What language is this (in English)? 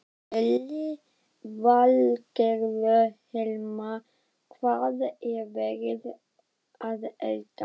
Icelandic